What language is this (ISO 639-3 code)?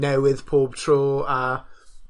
cym